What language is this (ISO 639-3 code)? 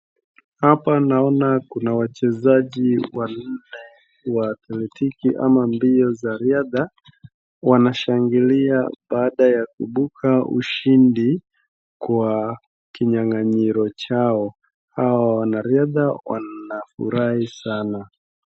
swa